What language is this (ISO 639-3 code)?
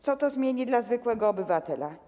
pol